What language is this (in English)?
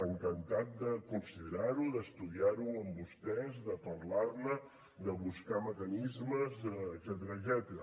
Catalan